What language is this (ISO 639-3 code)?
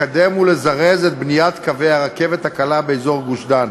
heb